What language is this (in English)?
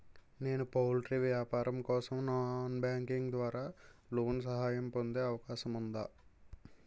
Telugu